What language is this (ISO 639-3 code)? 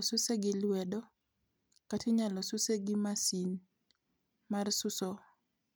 luo